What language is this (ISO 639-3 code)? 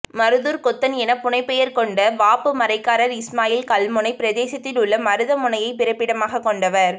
tam